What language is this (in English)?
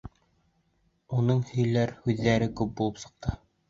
Bashkir